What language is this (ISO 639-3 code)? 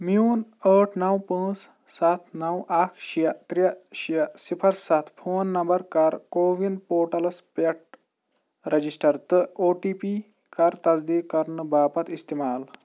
kas